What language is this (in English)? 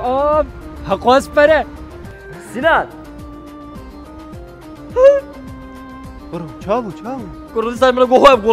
Arabic